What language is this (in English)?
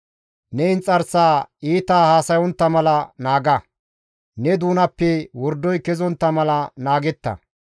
Gamo